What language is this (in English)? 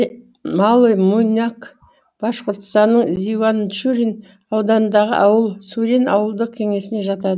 Kazakh